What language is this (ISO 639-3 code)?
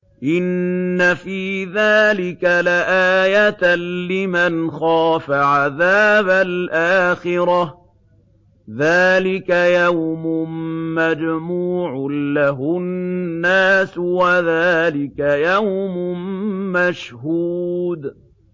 ara